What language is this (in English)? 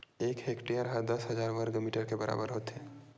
Chhattisgarhi